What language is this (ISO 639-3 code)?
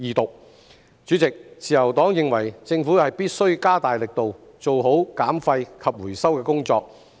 yue